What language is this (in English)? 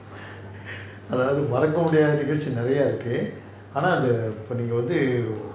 English